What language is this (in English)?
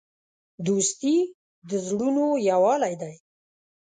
Pashto